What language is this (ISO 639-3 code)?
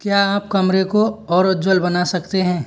hin